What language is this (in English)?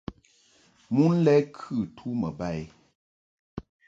Mungaka